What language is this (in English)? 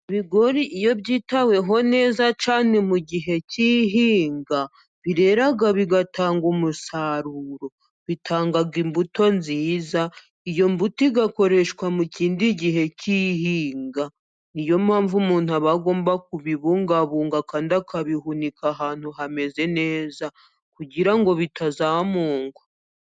Kinyarwanda